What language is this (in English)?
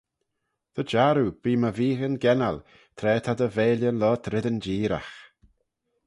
Manx